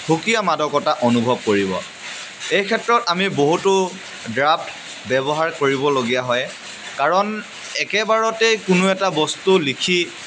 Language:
Assamese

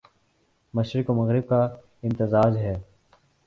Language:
Urdu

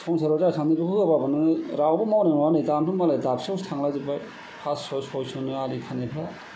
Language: Bodo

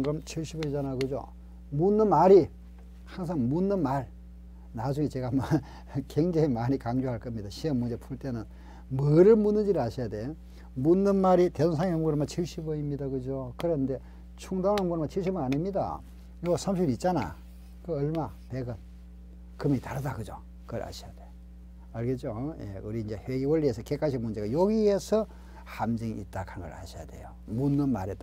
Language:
Korean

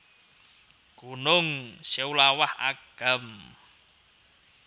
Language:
Javanese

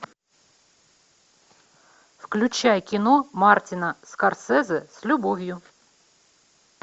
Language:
Russian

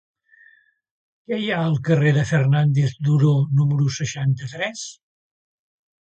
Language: Catalan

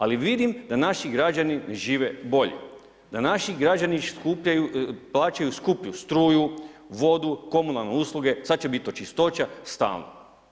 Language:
Croatian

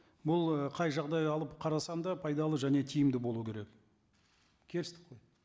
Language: Kazakh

